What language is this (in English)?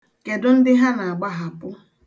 Igbo